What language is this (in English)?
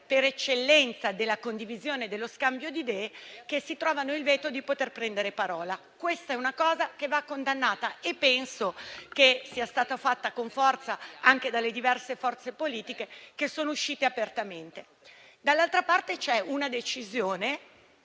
Italian